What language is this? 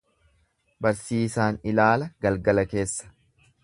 Oromo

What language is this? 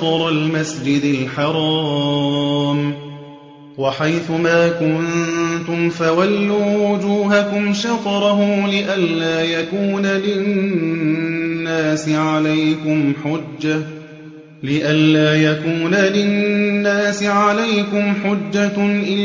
Arabic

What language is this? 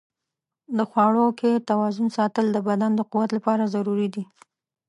Pashto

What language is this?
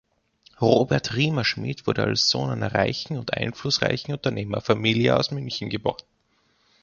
German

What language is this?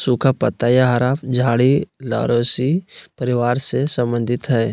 Magahi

